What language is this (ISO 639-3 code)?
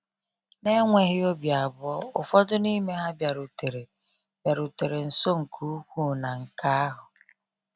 ibo